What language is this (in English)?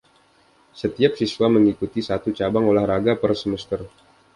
Indonesian